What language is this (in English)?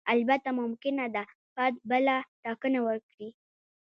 Pashto